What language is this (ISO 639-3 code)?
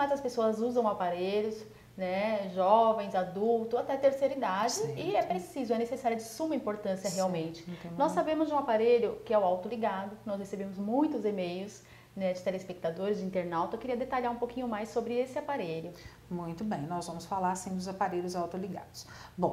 por